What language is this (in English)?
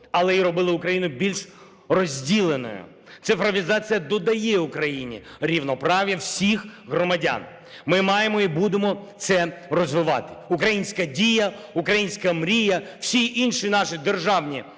Ukrainian